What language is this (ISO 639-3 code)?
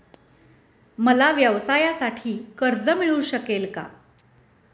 mar